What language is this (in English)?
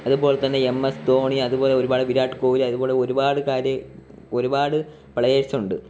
Malayalam